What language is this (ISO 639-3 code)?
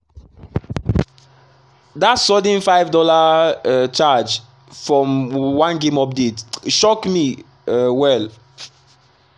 pcm